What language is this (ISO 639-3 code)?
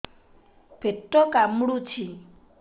ori